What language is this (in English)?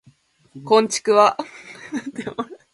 Japanese